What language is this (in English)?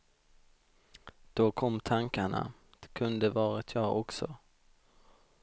Swedish